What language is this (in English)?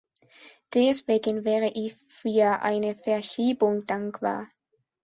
German